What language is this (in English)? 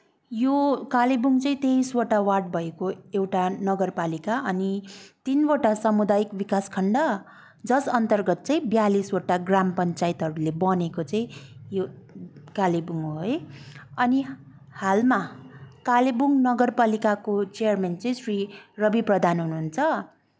Nepali